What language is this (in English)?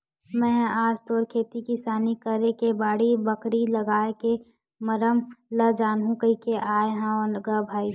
Chhattisgarhi